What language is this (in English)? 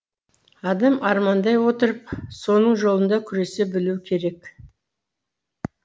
Kazakh